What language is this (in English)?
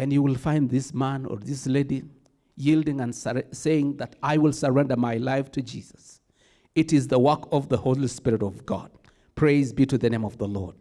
English